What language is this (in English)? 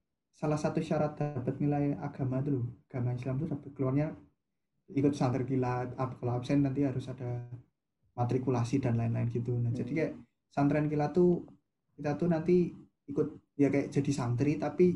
Indonesian